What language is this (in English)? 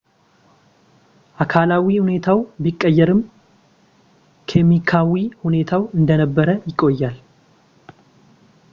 Amharic